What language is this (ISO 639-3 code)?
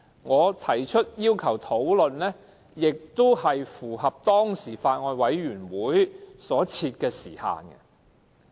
yue